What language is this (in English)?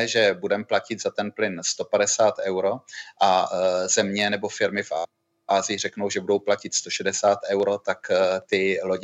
Czech